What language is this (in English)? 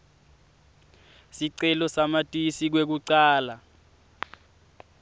Swati